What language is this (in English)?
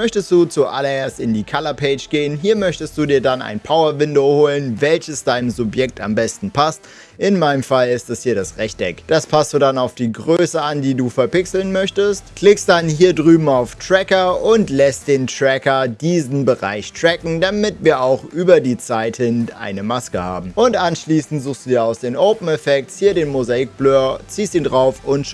German